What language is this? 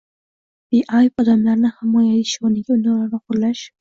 Uzbek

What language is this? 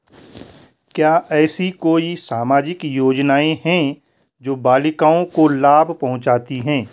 Hindi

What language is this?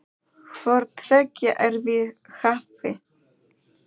Icelandic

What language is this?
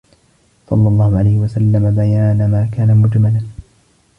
Arabic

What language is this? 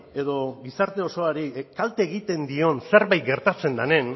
Basque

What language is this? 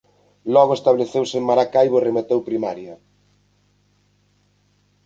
Galician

